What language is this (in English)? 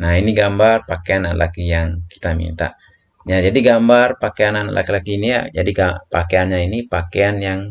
Indonesian